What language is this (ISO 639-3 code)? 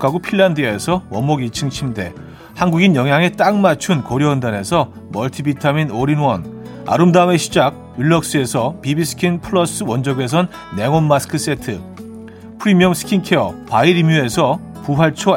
kor